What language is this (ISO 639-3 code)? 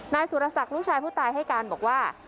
tha